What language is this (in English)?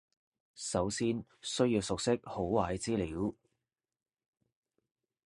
Cantonese